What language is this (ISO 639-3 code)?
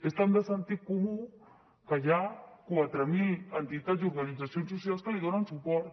cat